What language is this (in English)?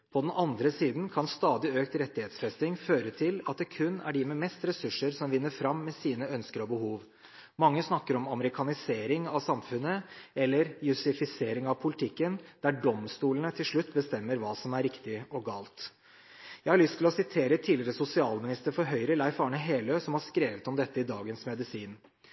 Norwegian Bokmål